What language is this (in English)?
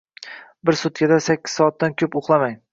Uzbek